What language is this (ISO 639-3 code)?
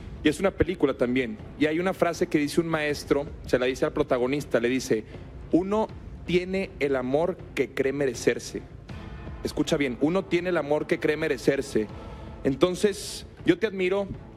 spa